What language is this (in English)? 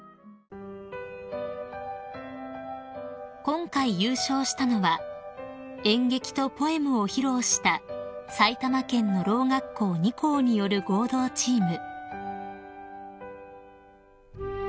Japanese